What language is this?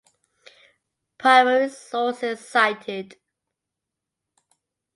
English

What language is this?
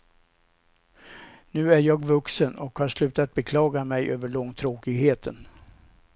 Swedish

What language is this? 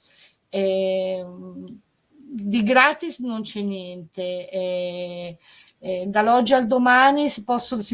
Italian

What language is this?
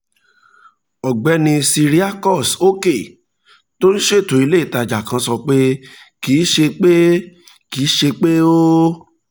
Yoruba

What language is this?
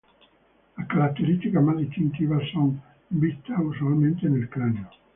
Spanish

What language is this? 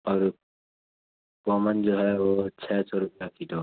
Urdu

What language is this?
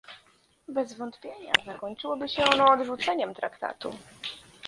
Polish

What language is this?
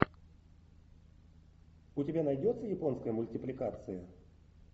Russian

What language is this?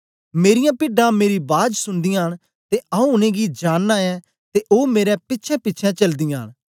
Dogri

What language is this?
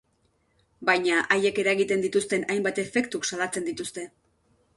Basque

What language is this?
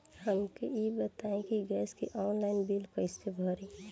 Bhojpuri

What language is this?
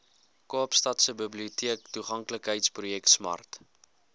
Afrikaans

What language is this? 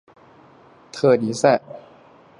Chinese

